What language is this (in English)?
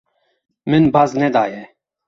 Kurdish